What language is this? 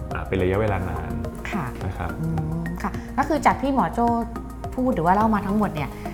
Thai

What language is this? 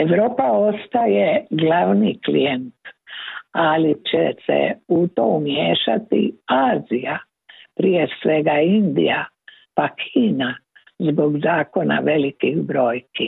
Croatian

